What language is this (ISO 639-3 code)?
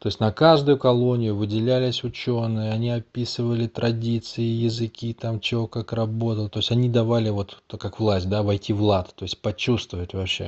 rus